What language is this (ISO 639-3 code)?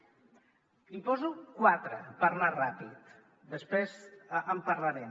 cat